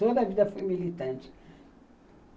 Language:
Portuguese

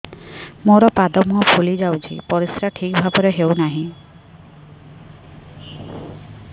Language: Odia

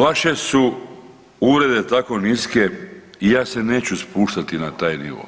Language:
Croatian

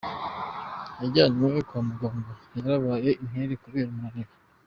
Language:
Kinyarwanda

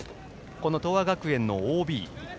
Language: Japanese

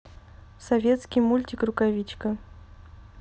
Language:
Russian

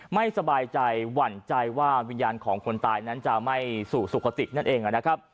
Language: Thai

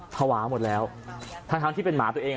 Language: Thai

